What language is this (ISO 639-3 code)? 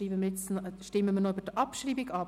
gsw